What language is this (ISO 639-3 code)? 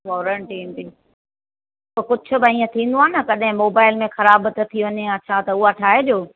snd